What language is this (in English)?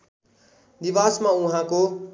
Nepali